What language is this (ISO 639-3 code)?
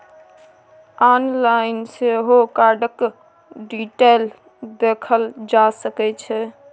mai